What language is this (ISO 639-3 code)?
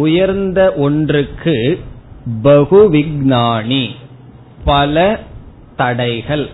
tam